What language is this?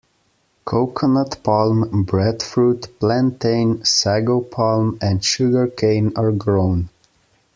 English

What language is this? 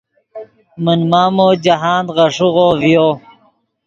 Yidgha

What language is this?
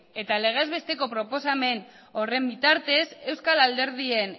Basque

